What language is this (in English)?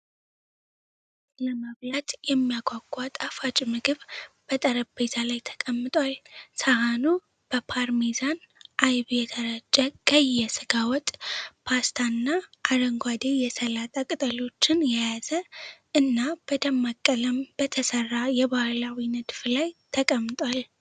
Amharic